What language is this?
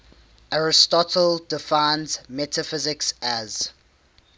English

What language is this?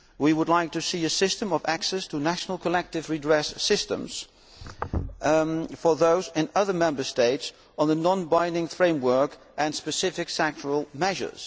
English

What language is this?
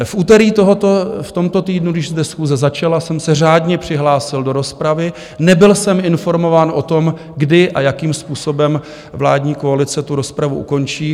Czech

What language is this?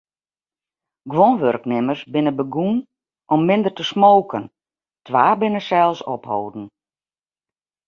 Western Frisian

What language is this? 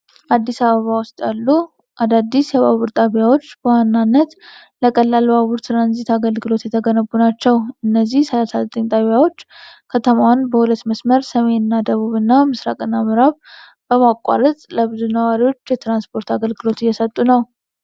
Amharic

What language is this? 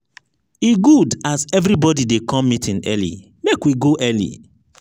Nigerian Pidgin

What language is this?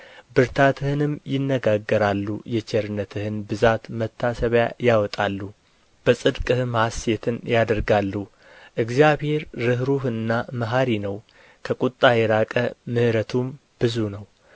Amharic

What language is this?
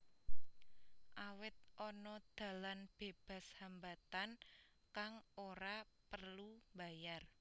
Javanese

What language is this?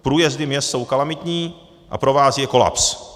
Czech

